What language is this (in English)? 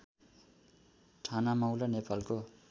Nepali